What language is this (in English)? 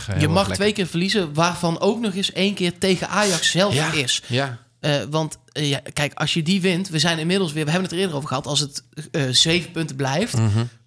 Dutch